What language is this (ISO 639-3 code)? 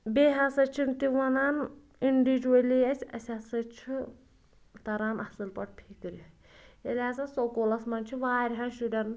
kas